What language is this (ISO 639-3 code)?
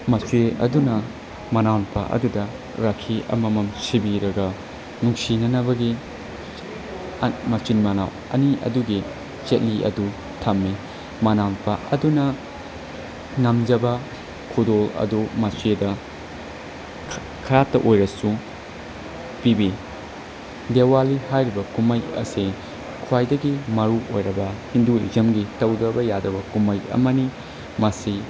mni